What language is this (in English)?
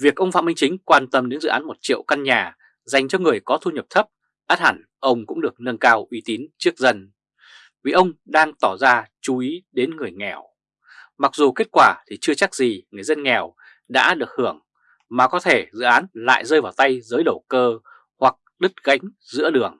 Vietnamese